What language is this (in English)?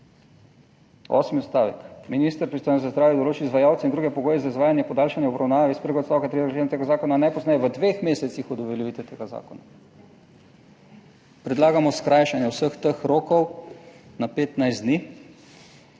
Slovenian